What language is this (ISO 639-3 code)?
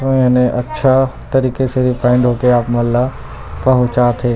hne